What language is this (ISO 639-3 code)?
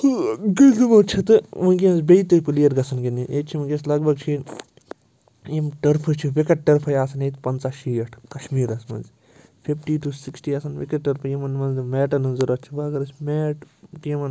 kas